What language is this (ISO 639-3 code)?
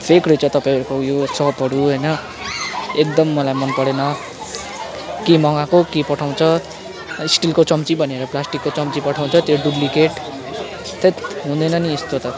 nep